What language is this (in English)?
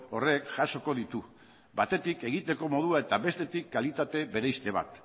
Basque